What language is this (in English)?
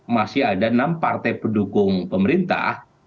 Indonesian